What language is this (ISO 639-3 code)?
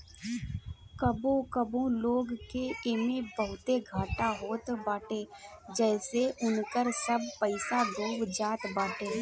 bho